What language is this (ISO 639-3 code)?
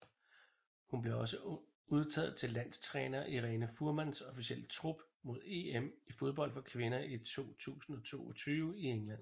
dan